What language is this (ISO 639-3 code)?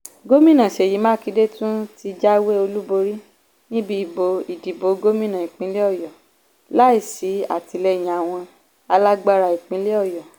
yor